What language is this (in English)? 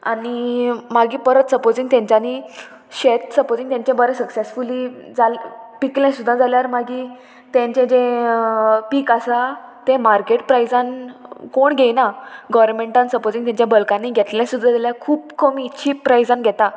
Konkani